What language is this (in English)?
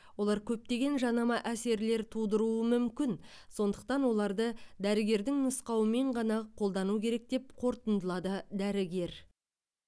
Kazakh